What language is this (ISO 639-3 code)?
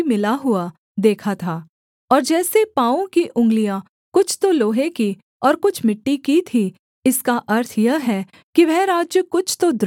hin